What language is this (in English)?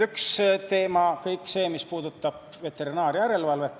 Estonian